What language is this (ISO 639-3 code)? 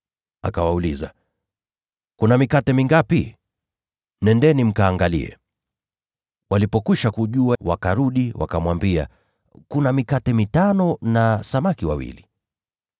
swa